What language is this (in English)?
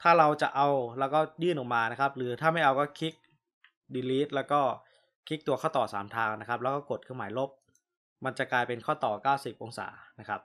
Thai